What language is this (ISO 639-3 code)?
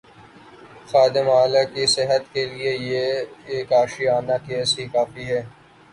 urd